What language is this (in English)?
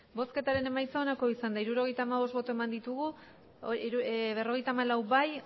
Basque